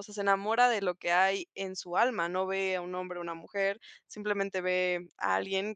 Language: Spanish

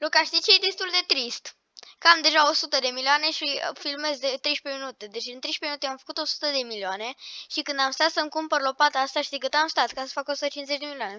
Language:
Romanian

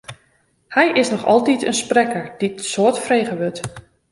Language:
Western Frisian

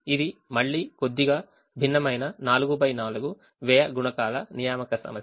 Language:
Telugu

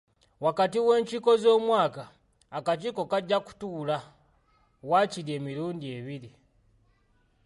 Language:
Ganda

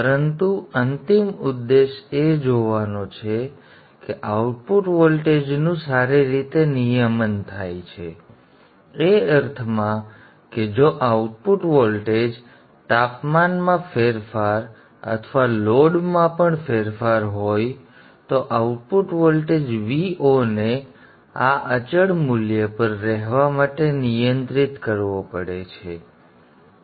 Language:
Gujarati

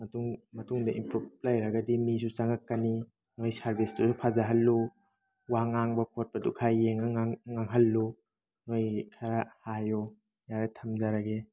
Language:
Manipuri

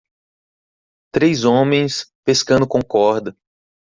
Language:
Portuguese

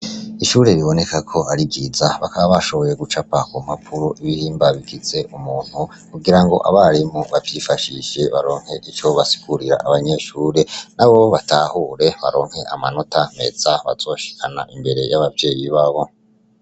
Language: Rundi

